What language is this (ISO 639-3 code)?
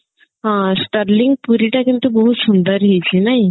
ori